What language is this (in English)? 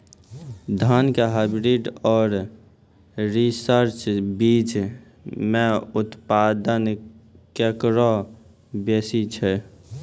Maithili